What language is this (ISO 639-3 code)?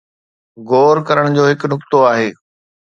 snd